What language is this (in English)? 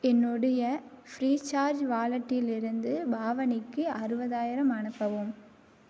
Tamil